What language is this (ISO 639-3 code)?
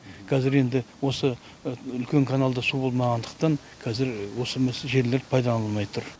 kaz